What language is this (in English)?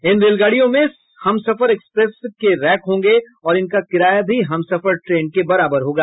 Hindi